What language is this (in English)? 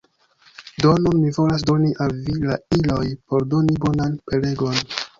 Esperanto